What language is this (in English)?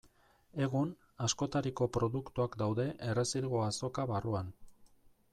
Basque